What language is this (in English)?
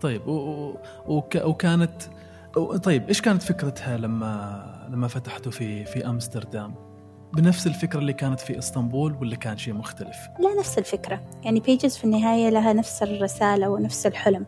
Arabic